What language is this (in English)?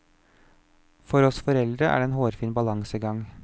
Norwegian